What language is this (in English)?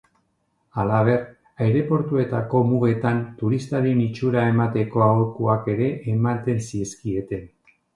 Basque